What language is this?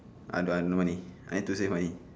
English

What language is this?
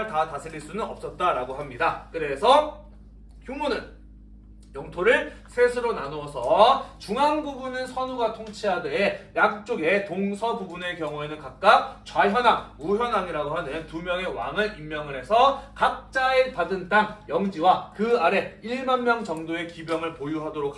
Korean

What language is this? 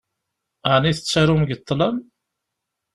Kabyle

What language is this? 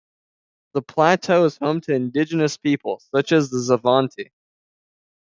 English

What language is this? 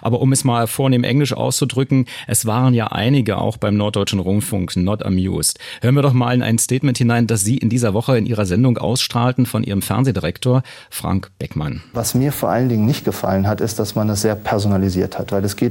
German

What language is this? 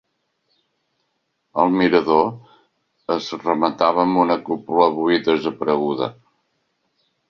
Catalan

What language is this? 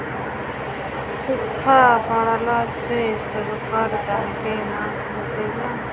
Bhojpuri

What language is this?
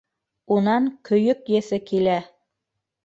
Bashkir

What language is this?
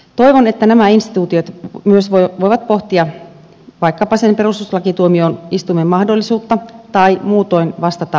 Finnish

